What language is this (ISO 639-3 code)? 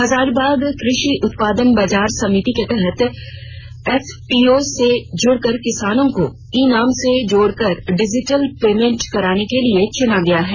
hin